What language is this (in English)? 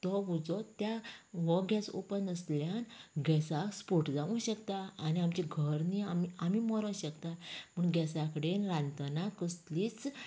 Konkani